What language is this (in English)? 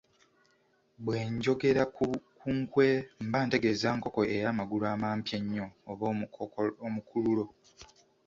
Ganda